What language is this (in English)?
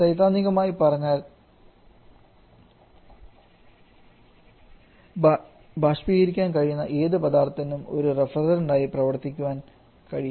Malayalam